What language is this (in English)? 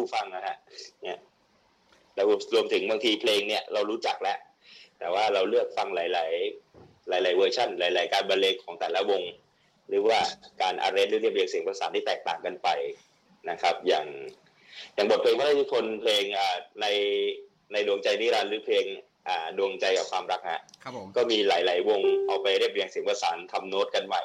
Thai